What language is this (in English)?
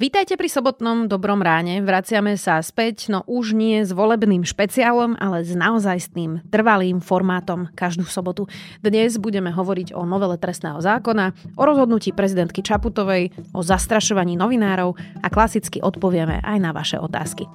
Slovak